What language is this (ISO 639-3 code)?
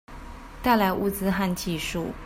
zho